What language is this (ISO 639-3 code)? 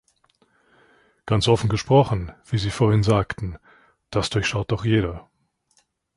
deu